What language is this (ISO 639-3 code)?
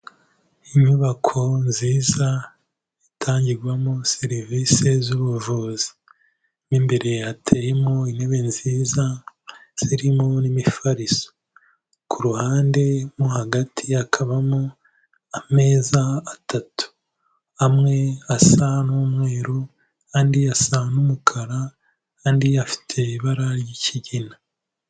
kin